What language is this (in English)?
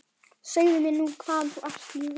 Icelandic